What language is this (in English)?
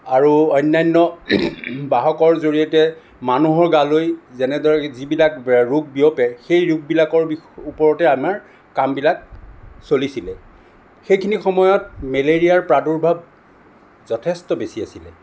Assamese